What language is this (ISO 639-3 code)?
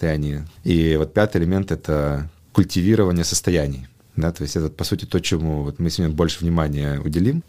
rus